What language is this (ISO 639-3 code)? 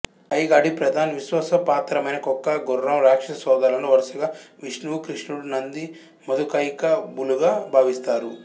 tel